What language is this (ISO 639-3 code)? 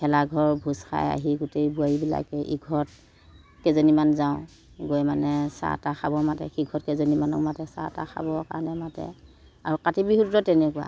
asm